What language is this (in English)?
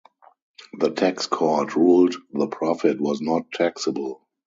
English